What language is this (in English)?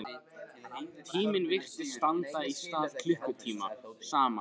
Icelandic